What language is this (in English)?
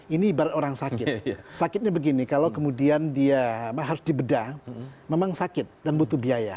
Indonesian